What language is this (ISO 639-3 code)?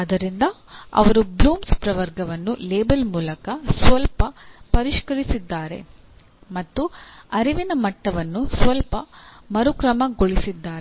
kan